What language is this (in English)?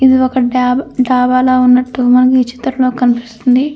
Telugu